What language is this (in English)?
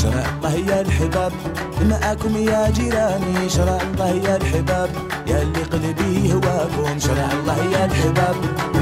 Arabic